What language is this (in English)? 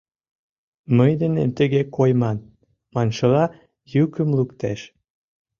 Mari